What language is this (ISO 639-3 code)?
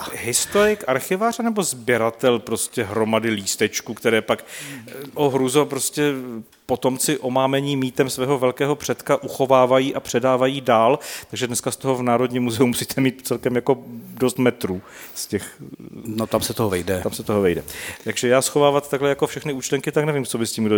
ces